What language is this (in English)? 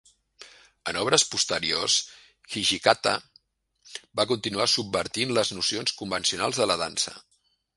Catalan